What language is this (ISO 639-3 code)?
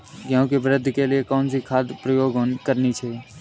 hin